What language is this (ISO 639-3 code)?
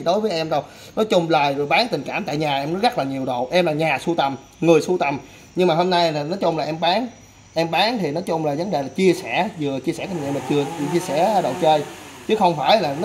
vie